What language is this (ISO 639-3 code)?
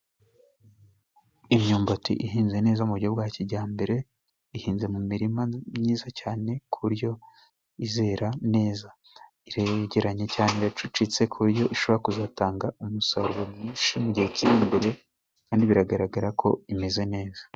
kin